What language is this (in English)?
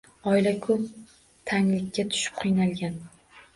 Uzbek